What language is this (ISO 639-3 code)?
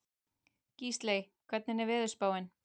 isl